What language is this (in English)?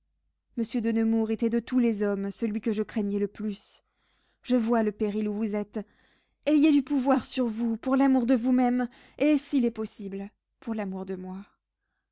French